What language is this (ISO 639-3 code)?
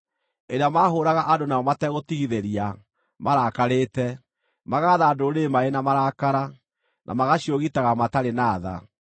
kik